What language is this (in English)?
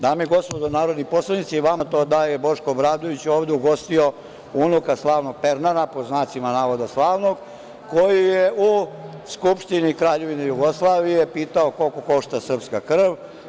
Serbian